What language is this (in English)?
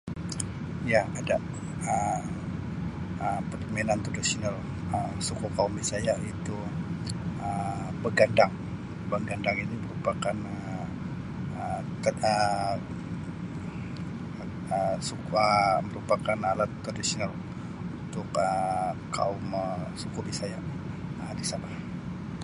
Sabah Malay